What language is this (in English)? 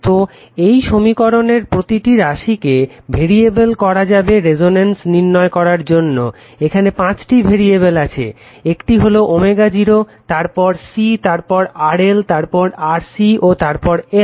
Bangla